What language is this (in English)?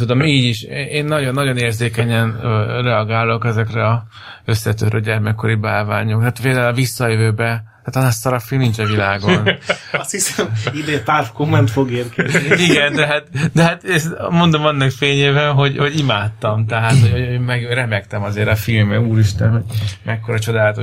Hungarian